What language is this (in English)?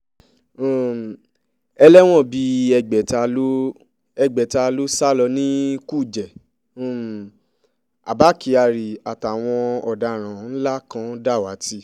Yoruba